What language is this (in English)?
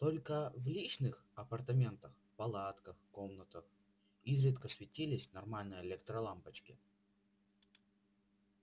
Russian